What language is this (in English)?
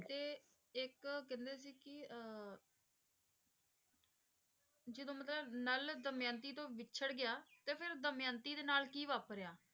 Punjabi